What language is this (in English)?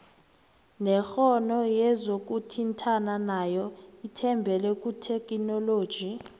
South Ndebele